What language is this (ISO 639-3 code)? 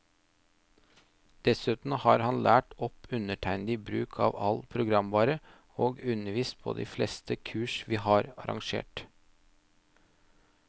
nor